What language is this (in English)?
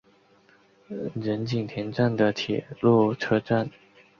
Chinese